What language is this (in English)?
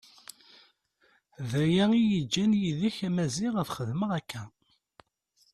Kabyle